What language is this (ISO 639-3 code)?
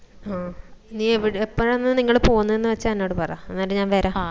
mal